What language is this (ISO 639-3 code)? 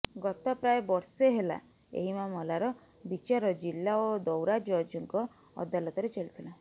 ori